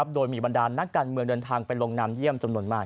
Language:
Thai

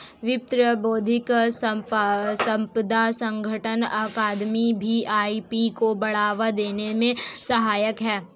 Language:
Hindi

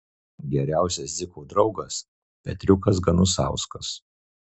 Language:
Lithuanian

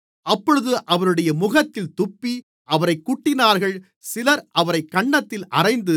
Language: Tamil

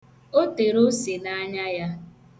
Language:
Igbo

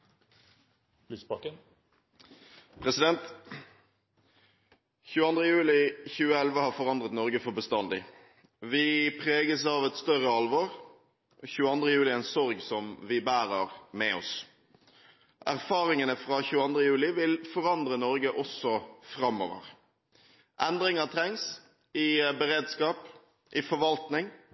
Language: Norwegian Bokmål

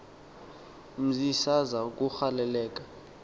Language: Xhosa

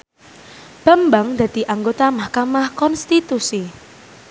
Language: Javanese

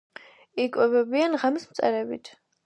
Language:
Georgian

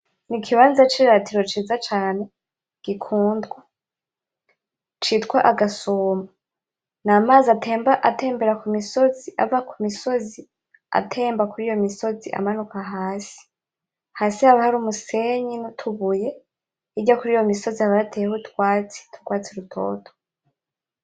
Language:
Rundi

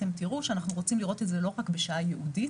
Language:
Hebrew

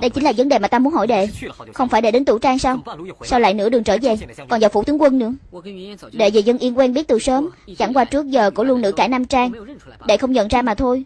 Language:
Vietnamese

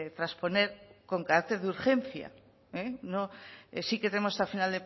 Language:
Spanish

